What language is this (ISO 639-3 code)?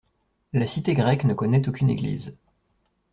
fra